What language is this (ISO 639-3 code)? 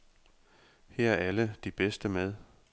dan